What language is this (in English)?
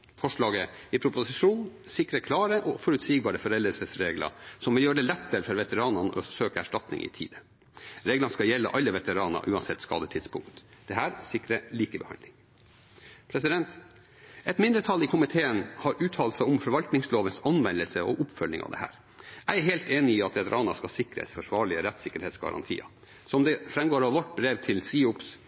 Norwegian Bokmål